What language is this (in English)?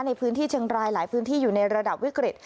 Thai